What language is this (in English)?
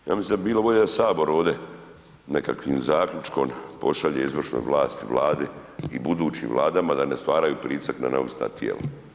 Croatian